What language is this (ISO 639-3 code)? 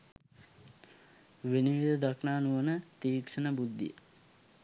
sin